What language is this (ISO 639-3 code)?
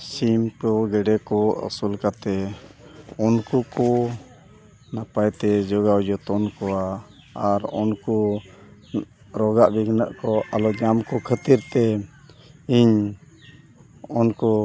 sat